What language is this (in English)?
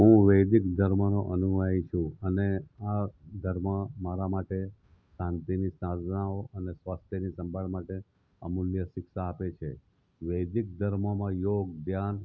Gujarati